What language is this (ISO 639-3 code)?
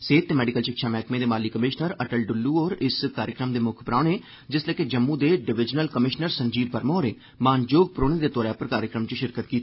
doi